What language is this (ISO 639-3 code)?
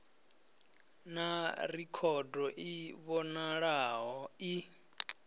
ven